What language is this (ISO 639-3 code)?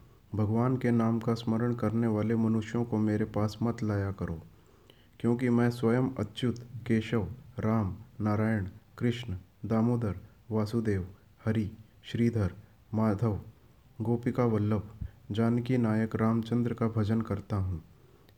hin